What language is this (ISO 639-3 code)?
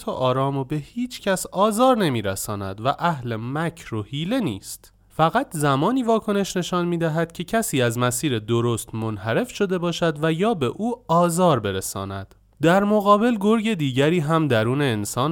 fas